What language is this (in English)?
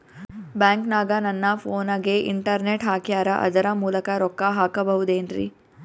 Kannada